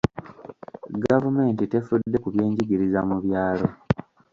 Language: Ganda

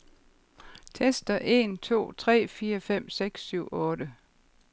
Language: Danish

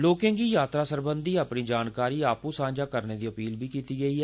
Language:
Dogri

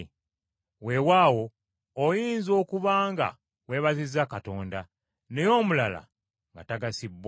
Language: Ganda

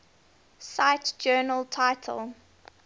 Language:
English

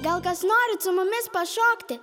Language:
Lithuanian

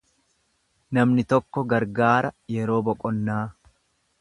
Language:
Oromo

